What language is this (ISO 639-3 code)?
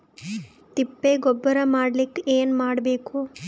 kan